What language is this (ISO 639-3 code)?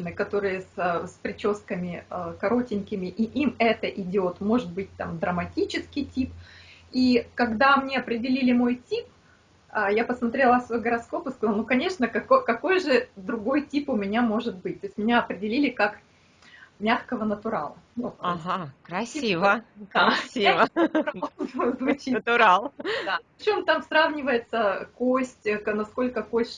rus